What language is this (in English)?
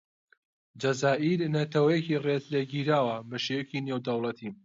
Central Kurdish